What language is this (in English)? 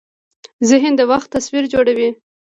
Pashto